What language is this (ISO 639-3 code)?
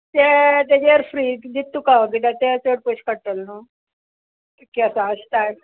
kok